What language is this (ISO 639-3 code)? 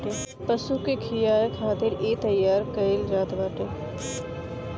bho